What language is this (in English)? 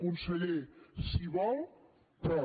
Catalan